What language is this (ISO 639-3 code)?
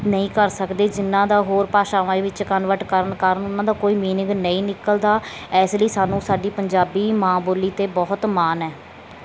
pan